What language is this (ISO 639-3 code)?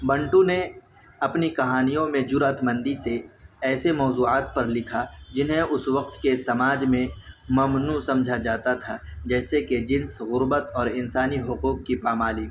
urd